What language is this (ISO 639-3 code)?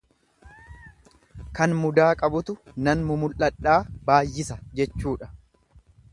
orm